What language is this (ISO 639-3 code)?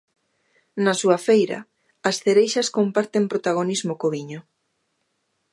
glg